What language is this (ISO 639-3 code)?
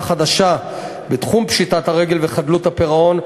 heb